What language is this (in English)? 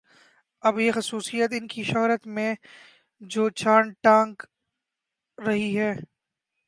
Urdu